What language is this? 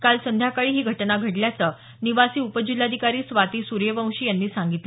Marathi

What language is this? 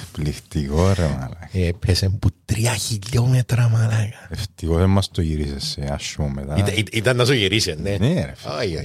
Greek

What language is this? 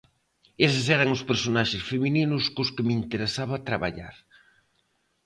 Galician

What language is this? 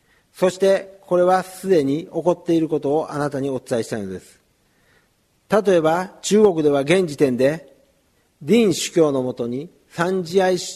Japanese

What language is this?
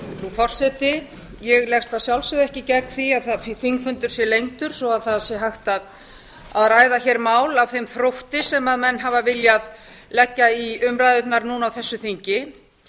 Icelandic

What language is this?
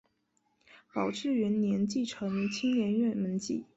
Chinese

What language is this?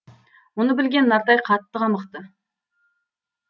Kazakh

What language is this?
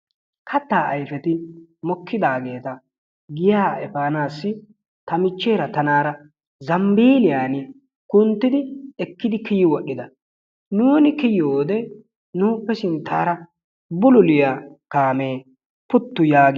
Wolaytta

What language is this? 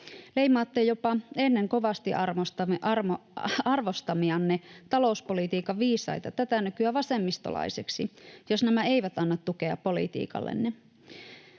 Finnish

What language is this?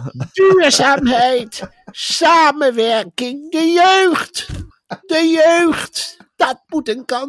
Dutch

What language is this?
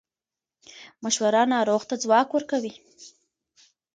Pashto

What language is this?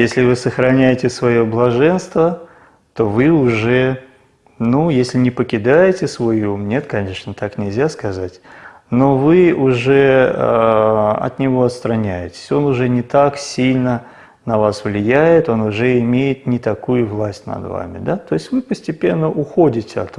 Italian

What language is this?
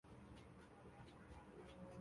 Chinese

